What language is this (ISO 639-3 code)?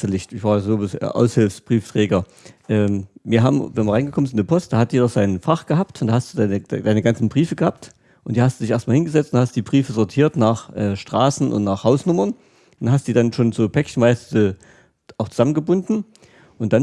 deu